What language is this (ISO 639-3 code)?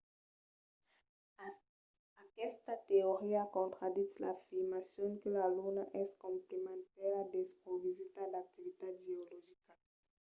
oci